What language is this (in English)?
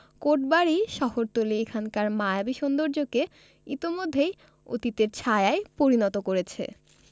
Bangla